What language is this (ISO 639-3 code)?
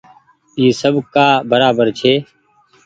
gig